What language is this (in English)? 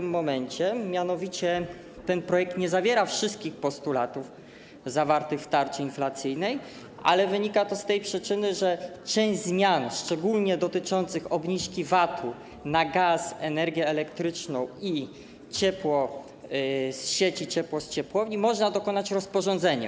Polish